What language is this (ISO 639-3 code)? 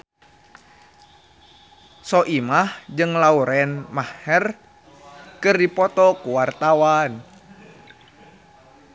sun